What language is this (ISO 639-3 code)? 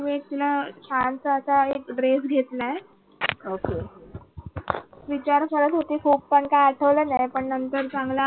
mar